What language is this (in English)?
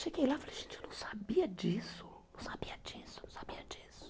Portuguese